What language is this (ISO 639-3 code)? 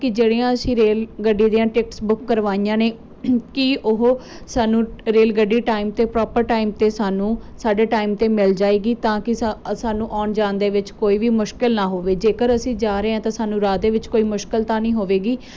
pan